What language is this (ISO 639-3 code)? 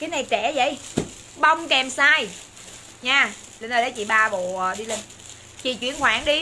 vie